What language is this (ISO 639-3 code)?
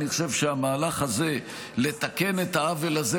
heb